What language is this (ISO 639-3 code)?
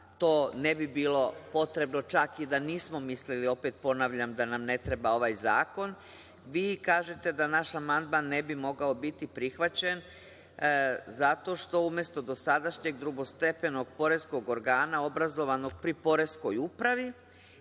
srp